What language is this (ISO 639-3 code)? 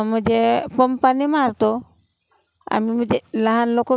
mar